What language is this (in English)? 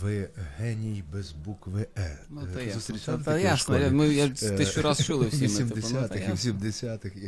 Ukrainian